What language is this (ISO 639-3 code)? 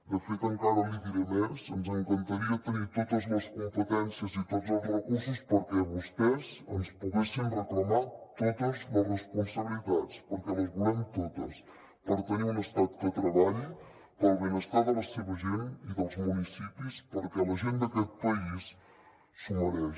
cat